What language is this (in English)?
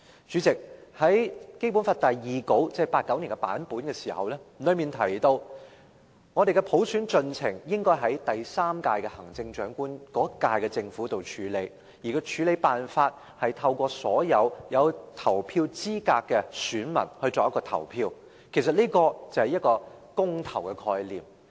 Cantonese